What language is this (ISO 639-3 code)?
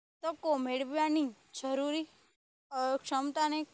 guj